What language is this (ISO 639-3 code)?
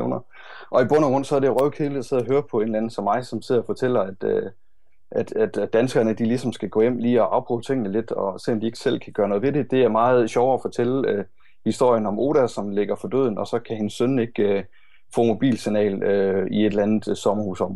dan